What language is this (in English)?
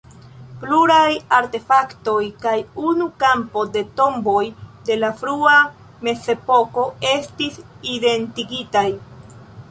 Esperanto